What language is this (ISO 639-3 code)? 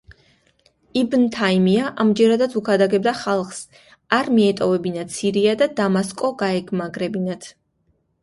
kat